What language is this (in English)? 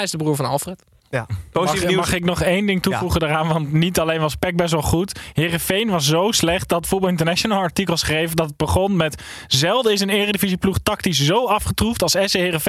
Dutch